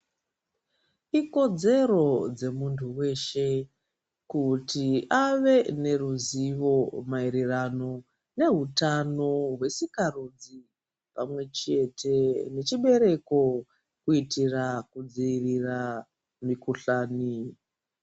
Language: Ndau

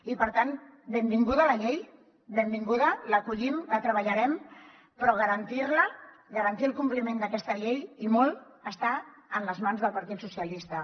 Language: Catalan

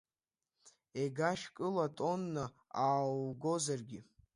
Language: Abkhazian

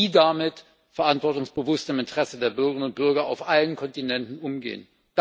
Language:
German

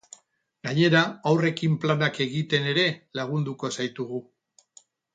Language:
Basque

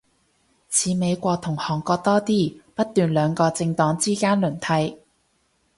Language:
Cantonese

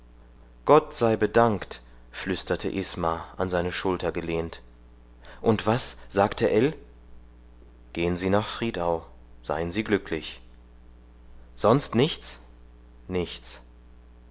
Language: German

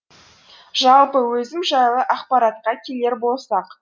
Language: Kazakh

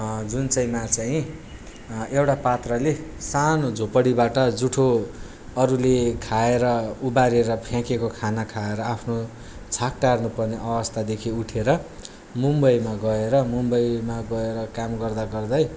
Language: Nepali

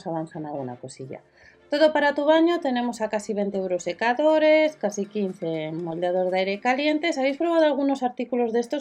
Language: Spanish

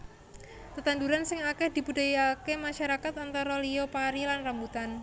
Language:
Javanese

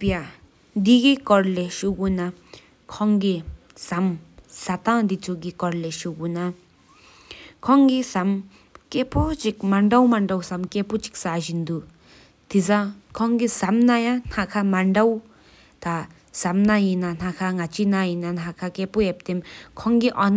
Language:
Sikkimese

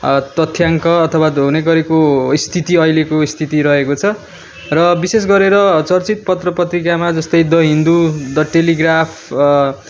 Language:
Nepali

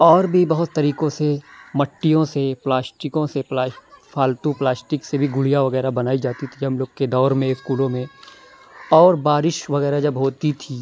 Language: Urdu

